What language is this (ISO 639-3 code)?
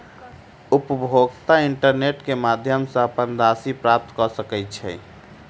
mai